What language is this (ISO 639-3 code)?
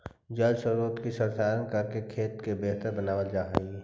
mag